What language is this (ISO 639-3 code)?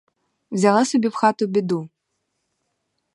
ukr